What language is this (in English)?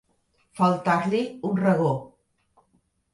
Catalan